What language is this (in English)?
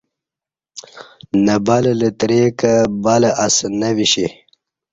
Kati